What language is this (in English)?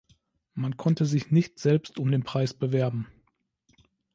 German